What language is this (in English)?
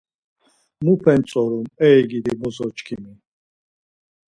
Laz